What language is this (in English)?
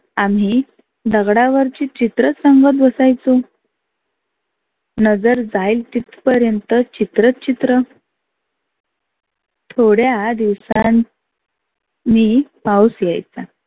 Marathi